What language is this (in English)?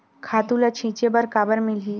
Chhattisgarhi